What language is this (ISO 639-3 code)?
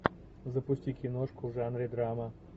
rus